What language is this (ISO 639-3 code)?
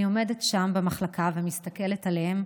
heb